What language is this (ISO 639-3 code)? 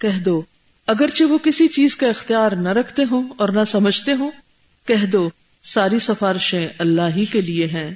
urd